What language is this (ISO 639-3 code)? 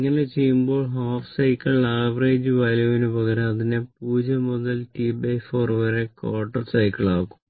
mal